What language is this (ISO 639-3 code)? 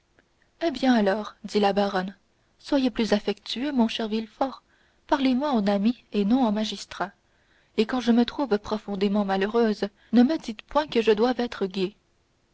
fra